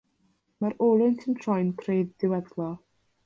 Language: Welsh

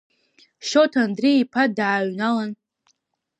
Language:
Abkhazian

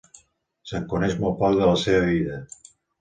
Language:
Catalan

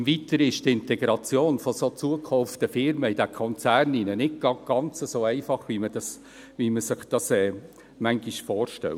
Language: Swiss German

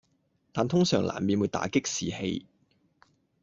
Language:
Cantonese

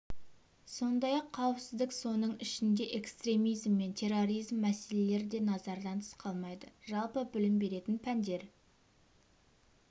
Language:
Kazakh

